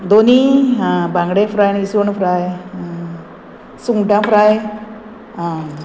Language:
Konkani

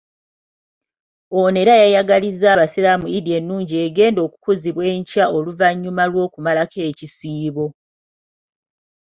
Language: Ganda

